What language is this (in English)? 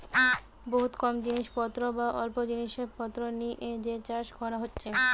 Bangla